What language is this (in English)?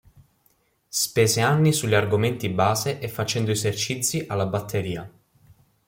Italian